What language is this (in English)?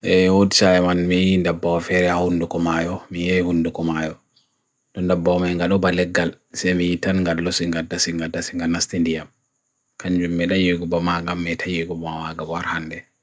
Bagirmi Fulfulde